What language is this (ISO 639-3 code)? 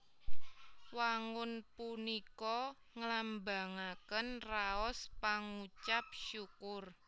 jav